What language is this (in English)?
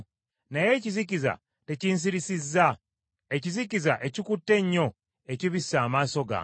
Ganda